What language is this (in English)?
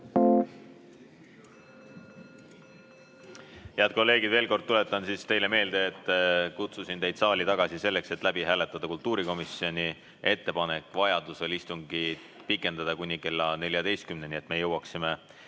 Estonian